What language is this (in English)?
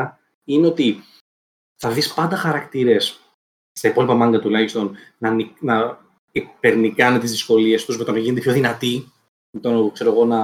Greek